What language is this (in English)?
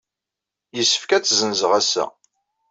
Kabyle